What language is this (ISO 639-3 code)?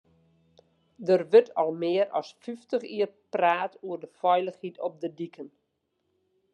fry